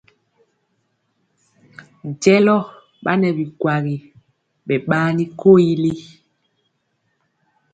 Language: Mpiemo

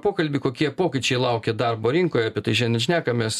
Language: Lithuanian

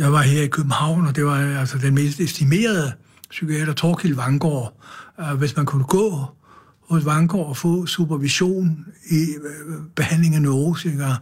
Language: Danish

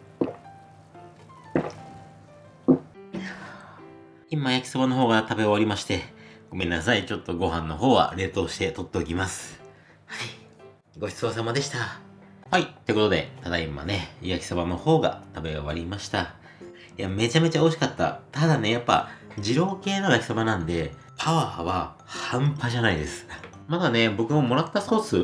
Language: Japanese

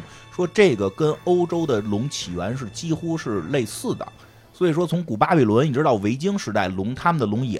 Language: Chinese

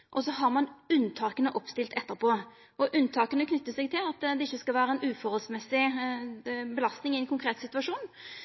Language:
Norwegian Nynorsk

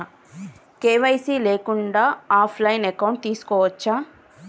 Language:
Telugu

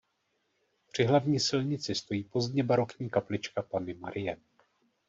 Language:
Czech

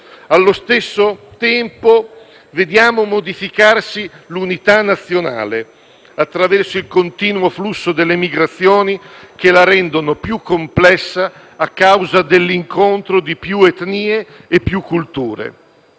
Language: Italian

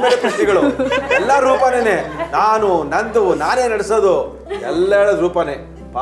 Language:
Kannada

